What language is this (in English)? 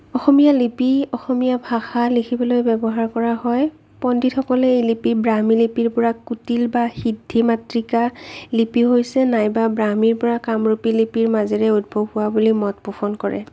Assamese